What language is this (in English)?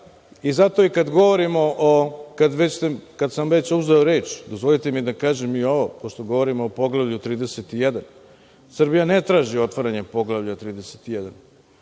Serbian